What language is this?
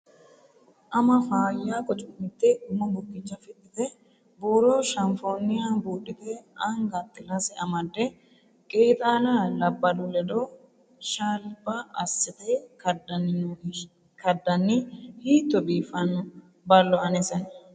Sidamo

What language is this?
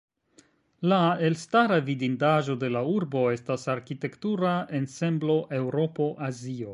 Esperanto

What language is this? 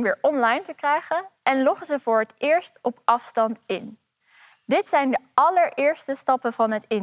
Dutch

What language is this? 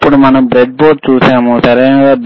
Telugu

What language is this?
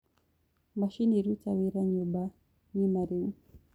Kikuyu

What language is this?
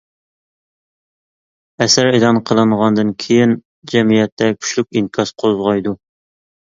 Uyghur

